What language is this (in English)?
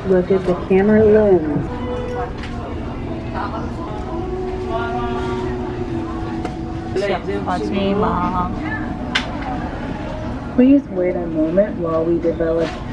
Korean